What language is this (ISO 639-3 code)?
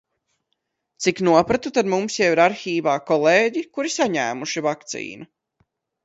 lav